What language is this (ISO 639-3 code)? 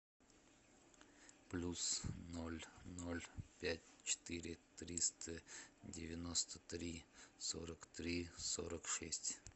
rus